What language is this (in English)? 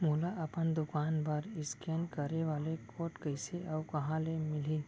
Chhattisgarhi